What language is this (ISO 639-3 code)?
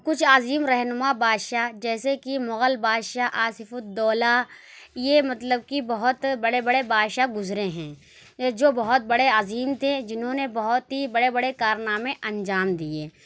urd